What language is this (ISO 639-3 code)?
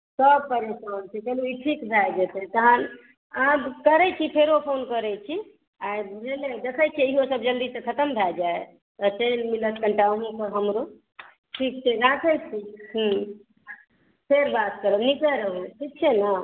mai